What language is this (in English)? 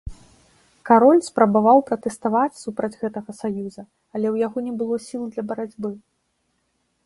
Belarusian